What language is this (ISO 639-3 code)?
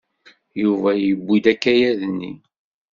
kab